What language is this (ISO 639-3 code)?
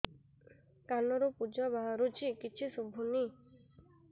ori